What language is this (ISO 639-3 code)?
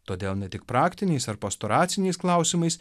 lit